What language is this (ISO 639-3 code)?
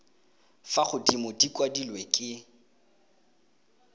tsn